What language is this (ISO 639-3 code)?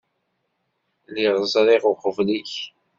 kab